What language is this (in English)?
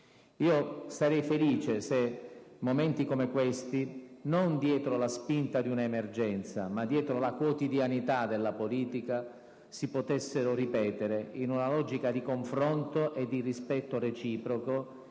Italian